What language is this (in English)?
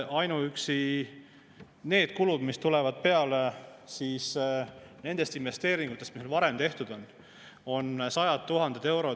Estonian